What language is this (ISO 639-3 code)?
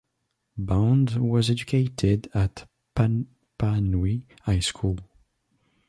eng